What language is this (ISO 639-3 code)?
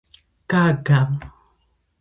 kat